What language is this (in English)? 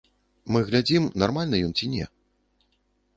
Belarusian